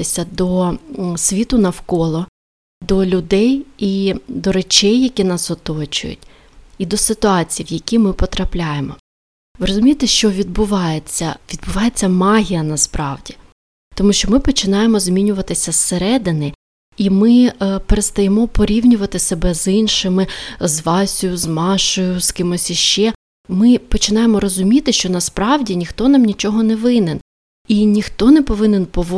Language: Ukrainian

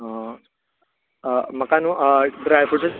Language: Konkani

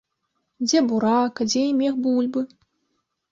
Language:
Belarusian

